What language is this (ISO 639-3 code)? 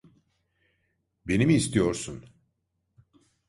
tur